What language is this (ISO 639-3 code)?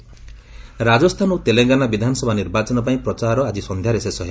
ori